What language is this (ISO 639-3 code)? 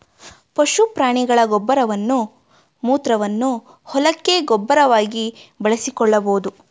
kan